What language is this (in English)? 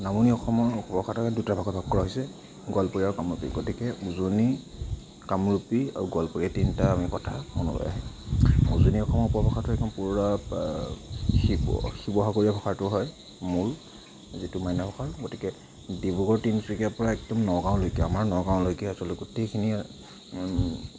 Assamese